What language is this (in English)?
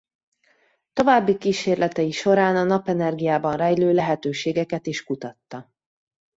Hungarian